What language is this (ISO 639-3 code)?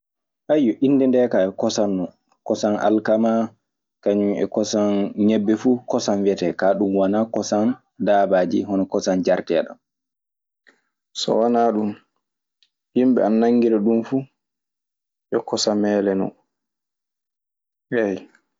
ffm